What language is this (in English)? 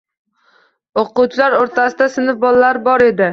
Uzbek